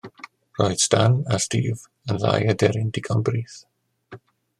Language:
Welsh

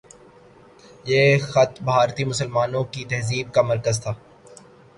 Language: Urdu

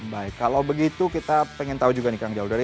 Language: Indonesian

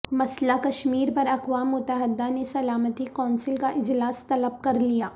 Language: Urdu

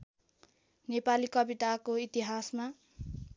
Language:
Nepali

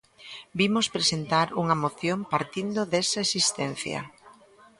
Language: Galician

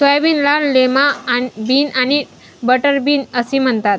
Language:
Marathi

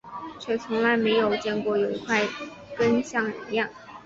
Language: Chinese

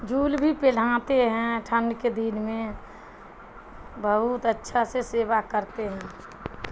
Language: Urdu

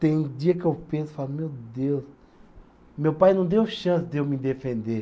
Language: Portuguese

